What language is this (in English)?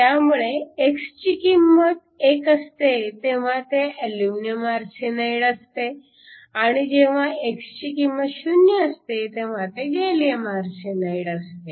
Marathi